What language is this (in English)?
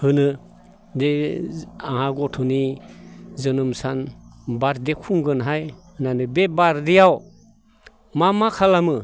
Bodo